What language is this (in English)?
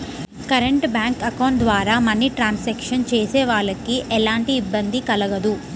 Telugu